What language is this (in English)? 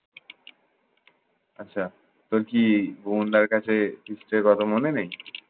Bangla